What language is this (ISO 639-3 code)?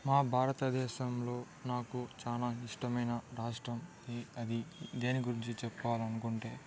tel